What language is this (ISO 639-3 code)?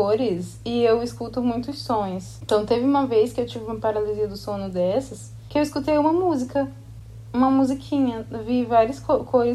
por